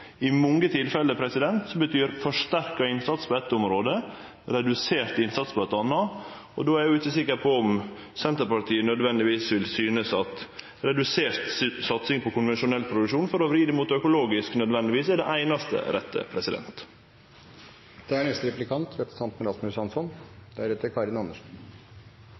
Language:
Norwegian Nynorsk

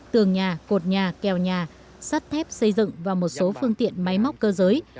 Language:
Vietnamese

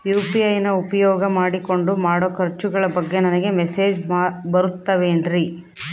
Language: Kannada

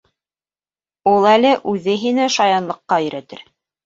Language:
Bashkir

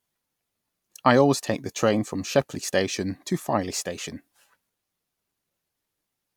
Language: English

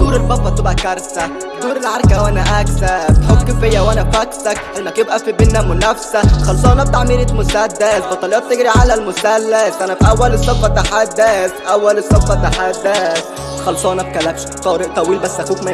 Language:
Arabic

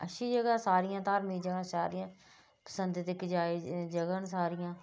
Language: Dogri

